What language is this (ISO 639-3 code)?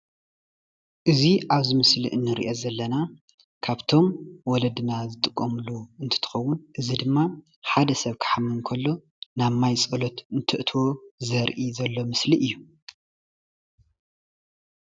tir